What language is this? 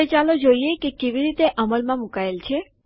Gujarati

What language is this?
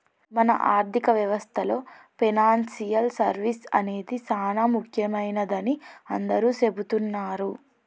Telugu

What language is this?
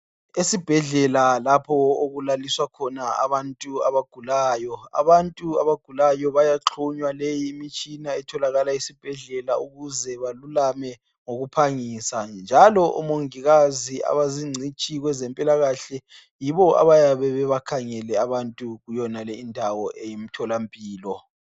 North Ndebele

